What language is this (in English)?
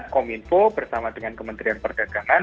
Indonesian